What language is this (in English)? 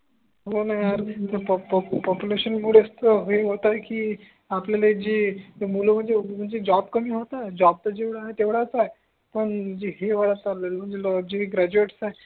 Marathi